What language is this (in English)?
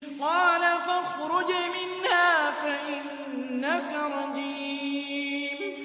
Arabic